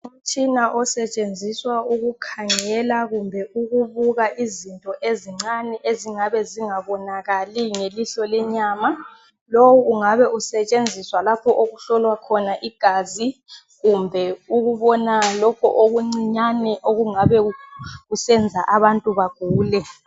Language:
North Ndebele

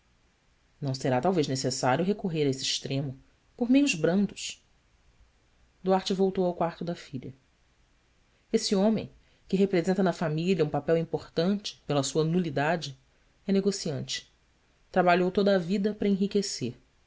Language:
Portuguese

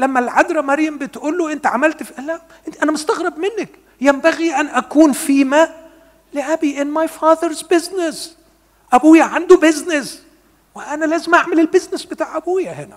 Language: Arabic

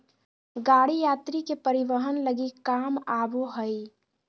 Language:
Magahi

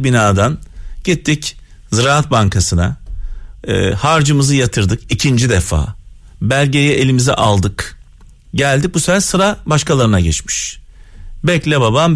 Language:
Turkish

